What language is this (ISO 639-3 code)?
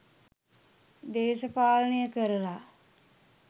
sin